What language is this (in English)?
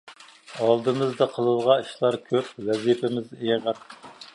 Uyghur